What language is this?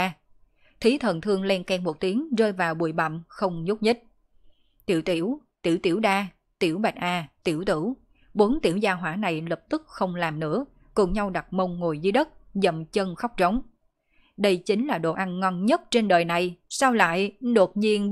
Vietnamese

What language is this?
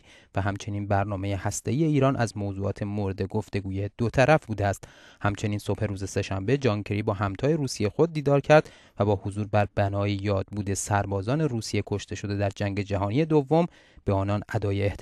Persian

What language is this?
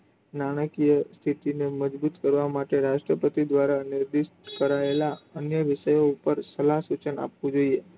Gujarati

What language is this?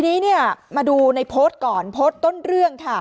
Thai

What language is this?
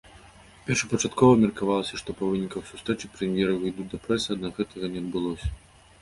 Belarusian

